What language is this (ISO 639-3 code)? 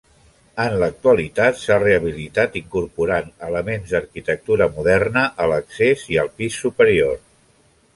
cat